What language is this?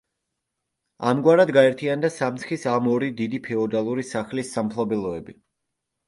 Georgian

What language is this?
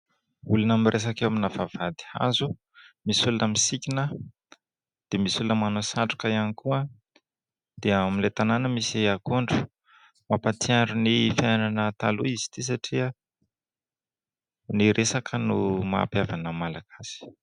Malagasy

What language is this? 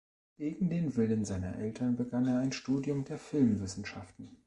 German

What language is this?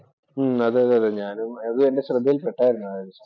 Malayalam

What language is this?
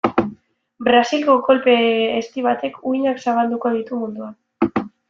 Basque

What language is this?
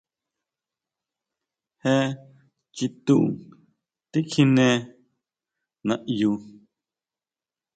Huautla Mazatec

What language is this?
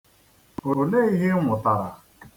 Igbo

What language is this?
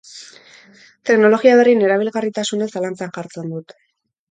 Basque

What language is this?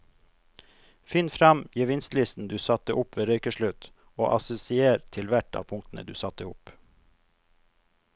Norwegian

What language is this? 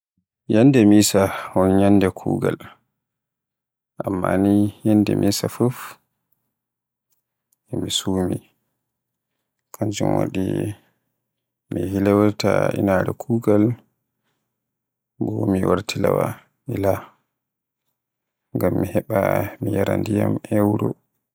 Borgu Fulfulde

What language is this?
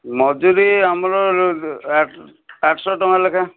Odia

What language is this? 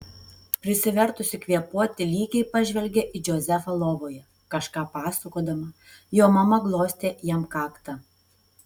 Lithuanian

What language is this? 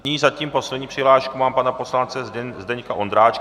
Czech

